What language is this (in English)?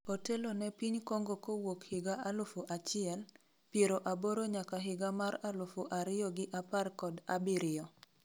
Luo (Kenya and Tanzania)